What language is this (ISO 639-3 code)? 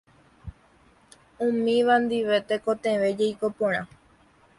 grn